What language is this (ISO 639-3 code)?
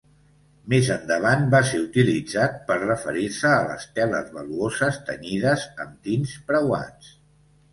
cat